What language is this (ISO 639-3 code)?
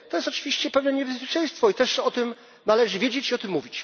pol